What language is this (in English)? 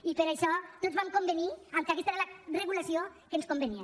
Catalan